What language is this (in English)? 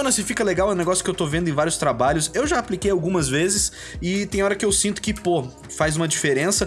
Portuguese